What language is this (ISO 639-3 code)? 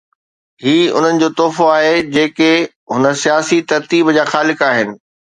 snd